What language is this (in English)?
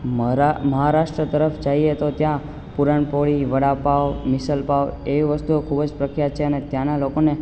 Gujarati